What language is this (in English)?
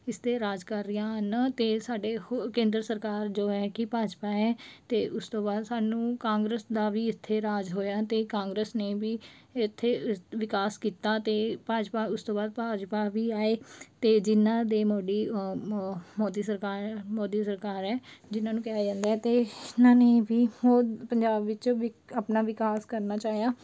Punjabi